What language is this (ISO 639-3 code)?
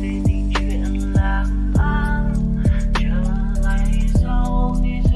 vie